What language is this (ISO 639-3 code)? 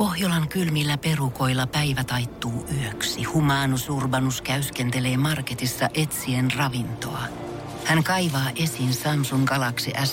fin